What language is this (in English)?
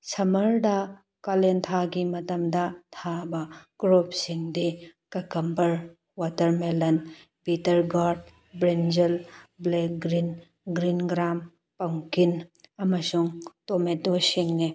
Manipuri